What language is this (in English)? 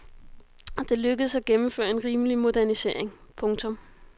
Danish